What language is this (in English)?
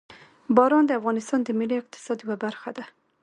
Pashto